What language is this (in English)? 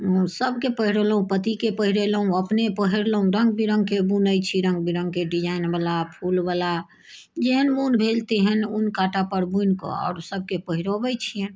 Maithili